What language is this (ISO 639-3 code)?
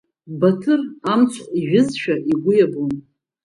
abk